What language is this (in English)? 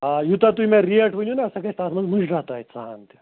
Kashmiri